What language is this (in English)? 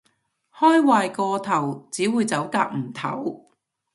Cantonese